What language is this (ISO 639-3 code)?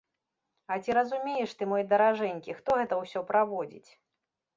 bel